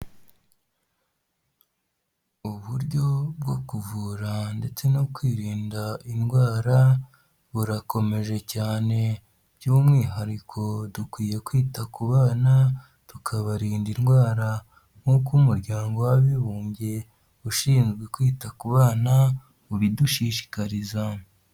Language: Kinyarwanda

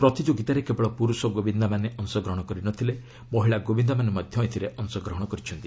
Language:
Odia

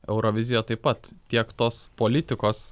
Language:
Lithuanian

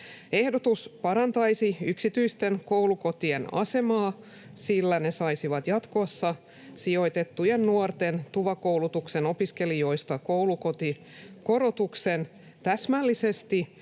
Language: Finnish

